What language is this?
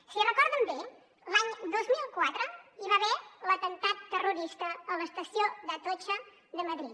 Catalan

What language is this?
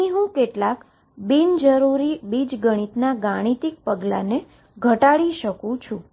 Gujarati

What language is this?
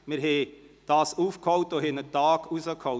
Swiss German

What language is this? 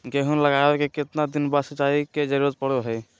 Magahi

